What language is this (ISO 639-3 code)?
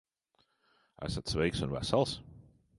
lav